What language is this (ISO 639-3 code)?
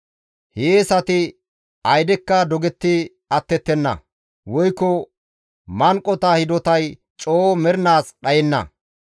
gmv